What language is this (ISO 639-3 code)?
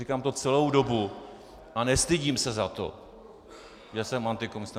ces